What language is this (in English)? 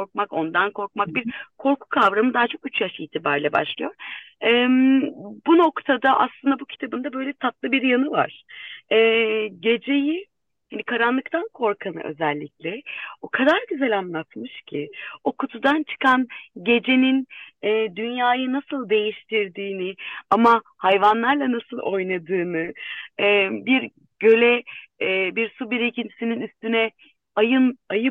Turkish